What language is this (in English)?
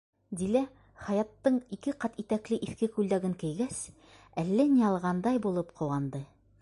Bashkir